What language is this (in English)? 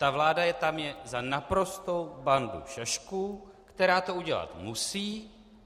Czech